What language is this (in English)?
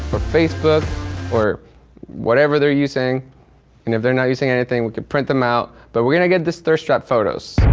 English